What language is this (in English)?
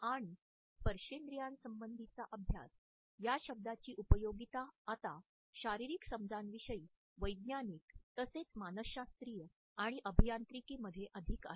Marathi